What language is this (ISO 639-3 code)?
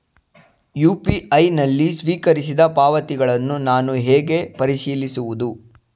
kan